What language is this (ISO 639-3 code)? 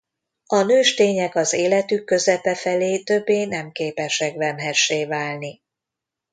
hun